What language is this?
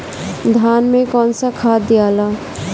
Bhojpuri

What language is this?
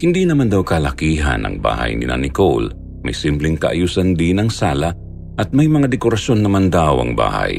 Filipino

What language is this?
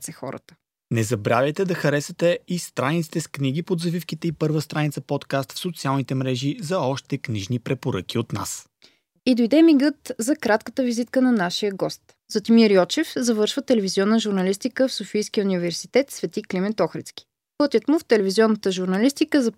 Bulgarian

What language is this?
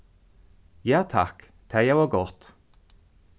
Faroese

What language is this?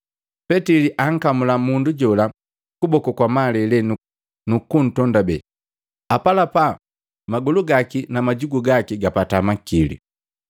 Matengo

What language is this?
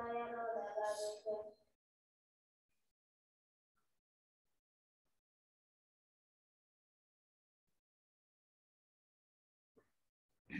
Thai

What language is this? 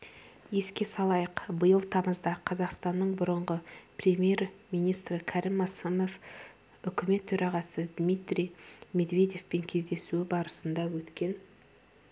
Kazakh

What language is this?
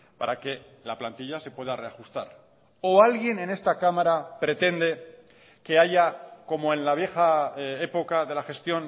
Spanish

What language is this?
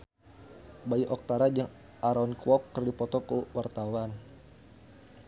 Sundanese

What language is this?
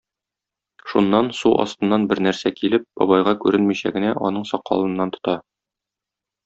Tatar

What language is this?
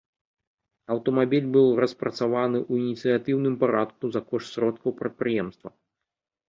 Belarusian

